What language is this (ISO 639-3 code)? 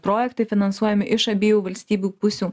lit